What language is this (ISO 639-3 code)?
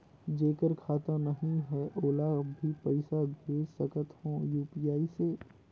hne